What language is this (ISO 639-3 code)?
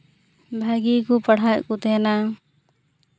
sat